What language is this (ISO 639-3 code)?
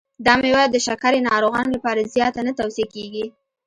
pus